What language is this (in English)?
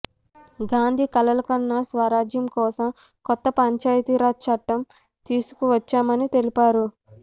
Telugu